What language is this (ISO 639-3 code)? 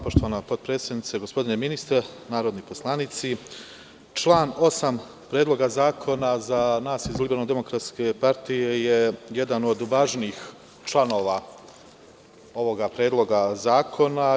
srp